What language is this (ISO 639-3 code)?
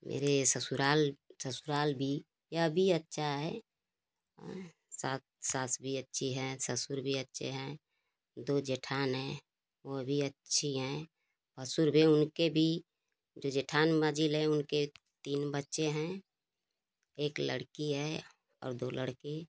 hin